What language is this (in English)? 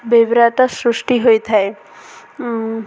Odia